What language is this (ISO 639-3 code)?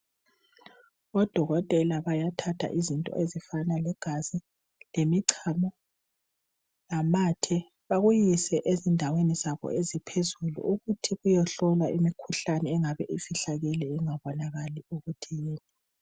nde